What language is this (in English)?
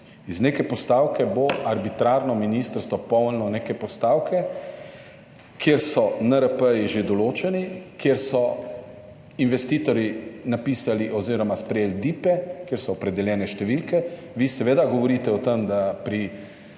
Slovenian